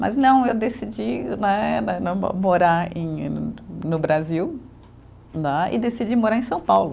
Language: Portuguese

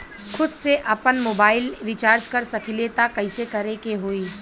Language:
Bhojpuri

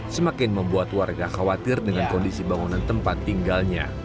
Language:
Indonesian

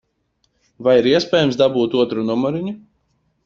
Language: Latvian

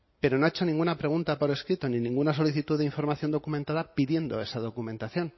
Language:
Spanish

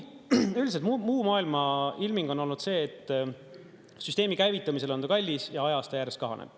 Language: Estonian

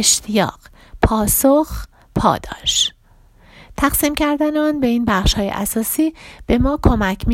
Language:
Persian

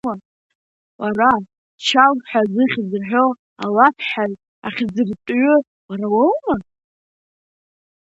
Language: Abkhazian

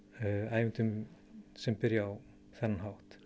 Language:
Icelandic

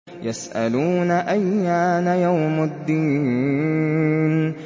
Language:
Arabic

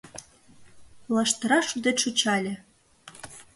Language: Mari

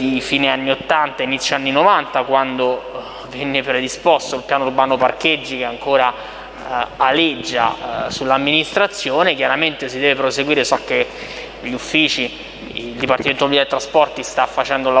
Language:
Italian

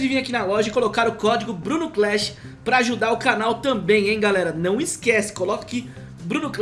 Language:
Portuguese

